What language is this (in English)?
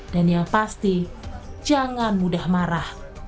Indonesian